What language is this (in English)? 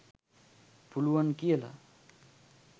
Sinhala